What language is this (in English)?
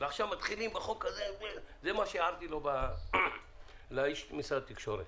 Hebrew